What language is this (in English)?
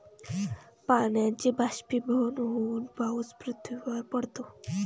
Marathi